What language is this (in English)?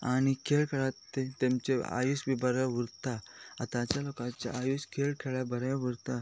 Konkani